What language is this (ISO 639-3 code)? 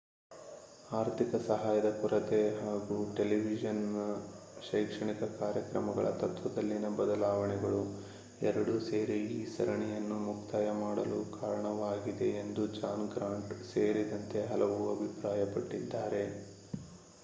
kan